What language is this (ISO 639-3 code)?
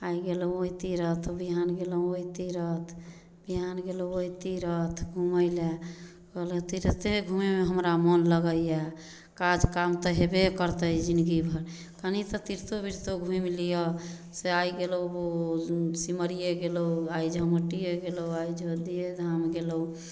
mai